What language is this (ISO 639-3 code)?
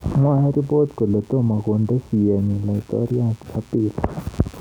kln